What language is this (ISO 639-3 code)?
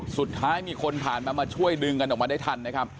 tha